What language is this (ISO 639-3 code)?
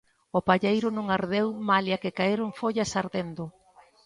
glg